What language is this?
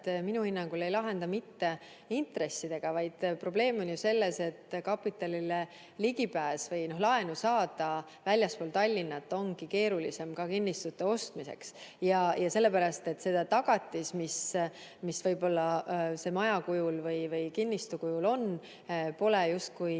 Estonian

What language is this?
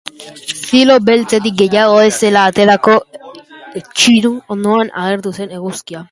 Basque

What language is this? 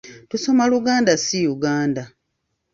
Ganda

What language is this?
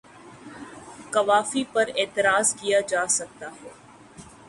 Urdu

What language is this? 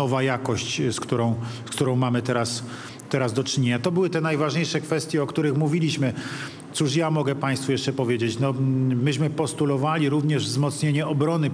Polish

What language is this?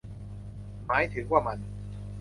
Thai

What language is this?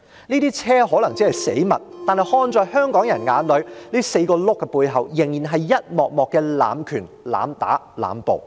Cantonese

